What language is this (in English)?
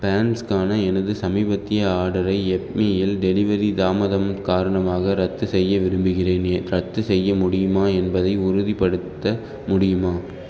Tamil